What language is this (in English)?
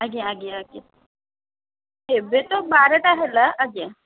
Odia